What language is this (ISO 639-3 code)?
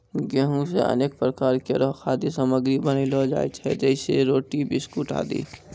mai